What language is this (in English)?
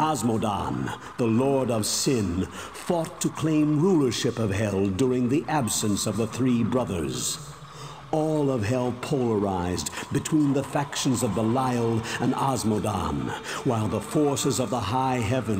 German